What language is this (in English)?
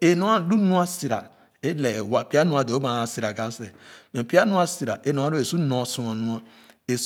Khana